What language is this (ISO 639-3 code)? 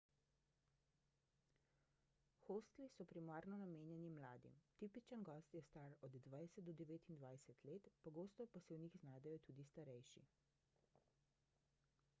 slv